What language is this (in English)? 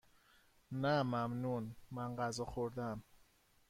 Persian